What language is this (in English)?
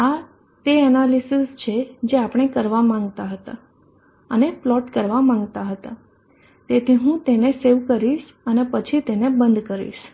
Gujarati